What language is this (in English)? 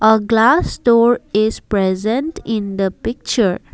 English